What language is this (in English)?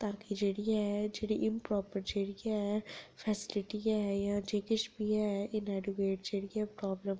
Dogri